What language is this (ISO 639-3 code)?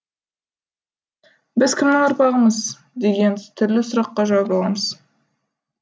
kaz